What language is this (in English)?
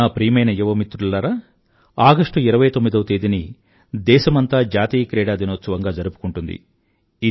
Telugu